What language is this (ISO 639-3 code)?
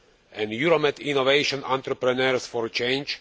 eng